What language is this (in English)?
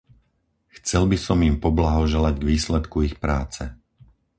Slovak